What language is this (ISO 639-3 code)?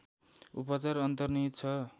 nep